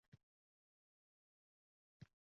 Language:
Uzbek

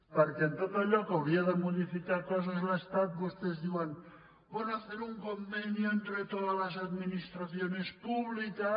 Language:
Catalan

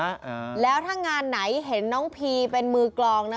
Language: Thai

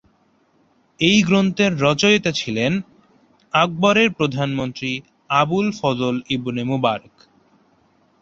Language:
Bangla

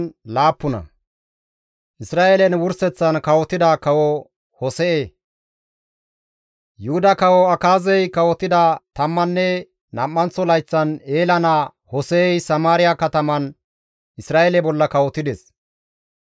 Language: Gamo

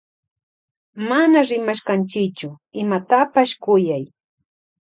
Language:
Loja Highland Quichua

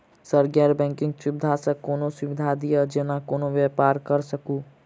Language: Maithili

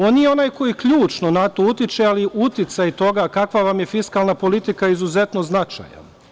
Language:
Serbian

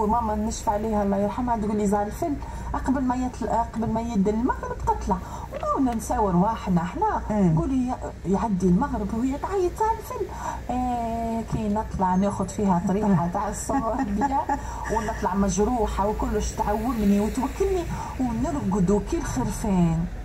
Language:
Arabic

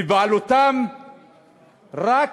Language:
Hebrew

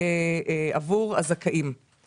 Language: Hebrew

